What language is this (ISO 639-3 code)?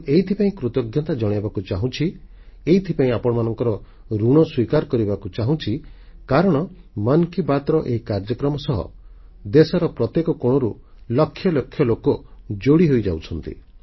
ori